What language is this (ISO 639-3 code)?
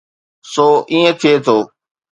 snd